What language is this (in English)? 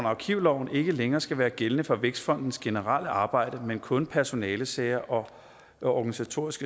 Danish